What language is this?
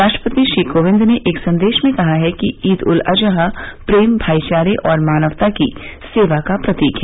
Hindi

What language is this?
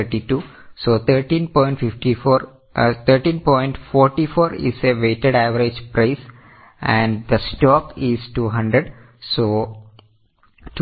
Malayalam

